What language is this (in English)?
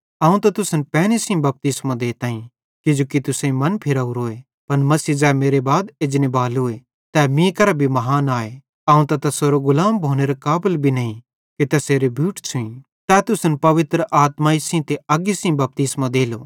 Bhadrawahi